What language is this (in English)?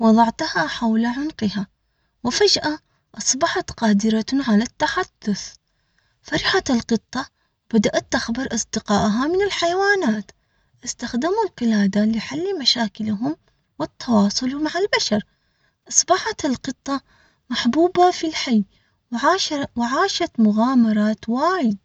Omani Arabic